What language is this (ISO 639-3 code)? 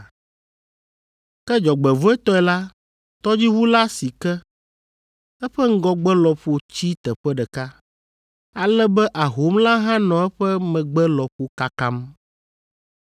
ewe